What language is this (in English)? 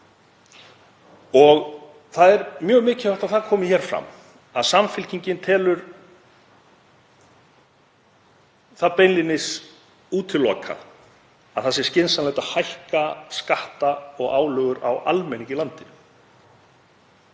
Icelandic